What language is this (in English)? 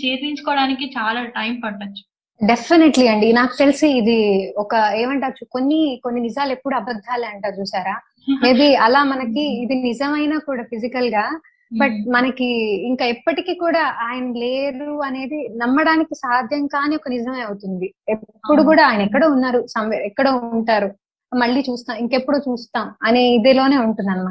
Telugu